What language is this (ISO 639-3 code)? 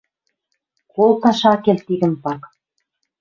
mrj